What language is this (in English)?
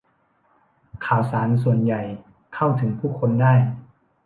Thai